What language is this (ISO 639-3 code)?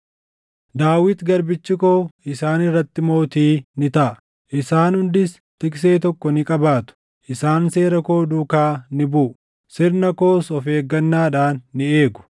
orm